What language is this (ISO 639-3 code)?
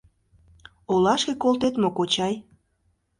chm